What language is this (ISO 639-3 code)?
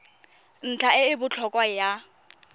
tsn